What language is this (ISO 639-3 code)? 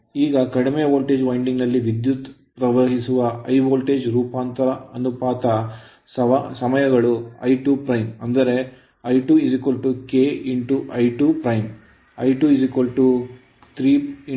kan